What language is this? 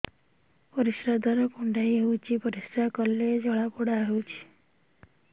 Odia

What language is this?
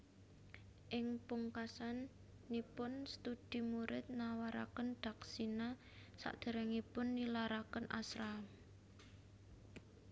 Javanese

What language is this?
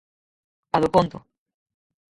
Galician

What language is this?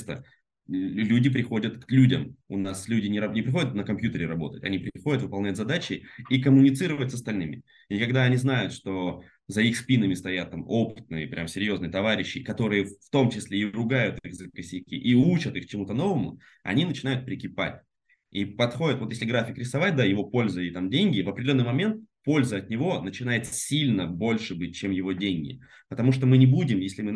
Russian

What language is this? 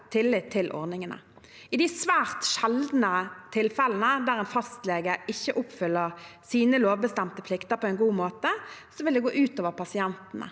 Norwegian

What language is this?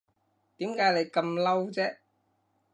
Cantonese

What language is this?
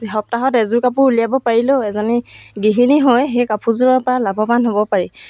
Assamese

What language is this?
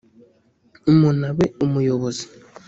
Kinyarwanda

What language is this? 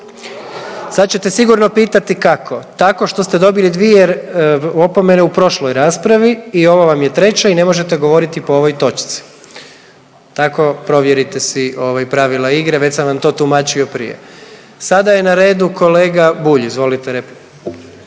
Croatian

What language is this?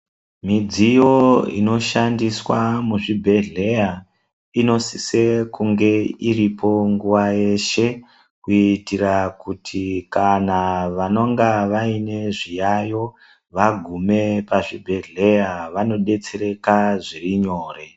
Ndau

